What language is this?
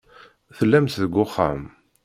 Kabyle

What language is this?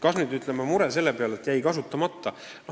Estonian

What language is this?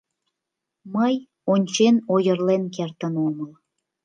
Mari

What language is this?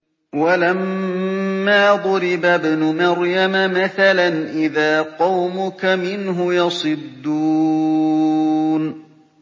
Arabic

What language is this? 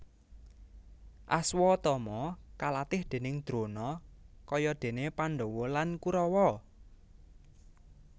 Javanese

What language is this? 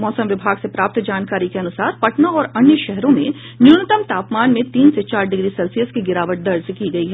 Hindi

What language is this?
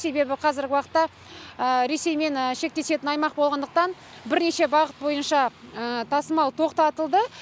Kazakh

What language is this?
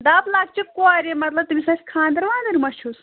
Kashmiri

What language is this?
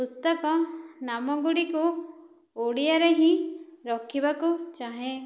Odia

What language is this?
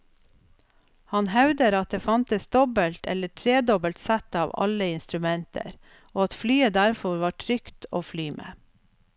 Norwegian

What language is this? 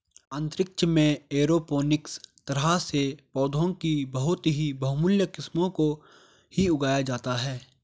Hindi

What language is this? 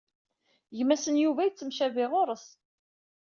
Kabyle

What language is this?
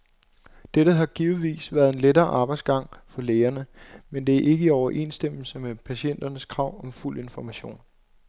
Danish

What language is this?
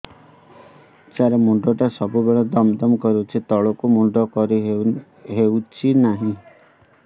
Odia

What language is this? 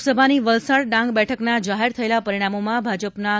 Gujarati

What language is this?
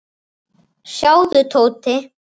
Icelandic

